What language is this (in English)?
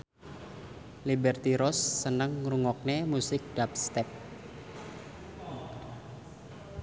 Javanese